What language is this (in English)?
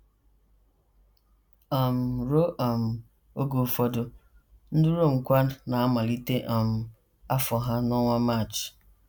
Igbo